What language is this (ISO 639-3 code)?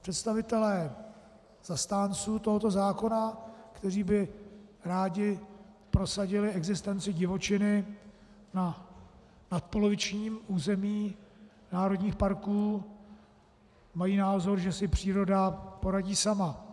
ces